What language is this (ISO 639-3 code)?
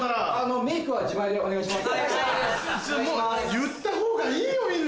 jpn